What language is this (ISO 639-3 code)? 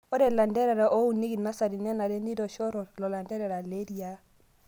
mas